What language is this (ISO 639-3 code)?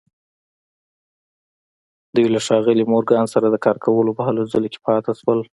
pus